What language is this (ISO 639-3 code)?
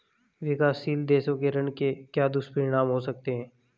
hin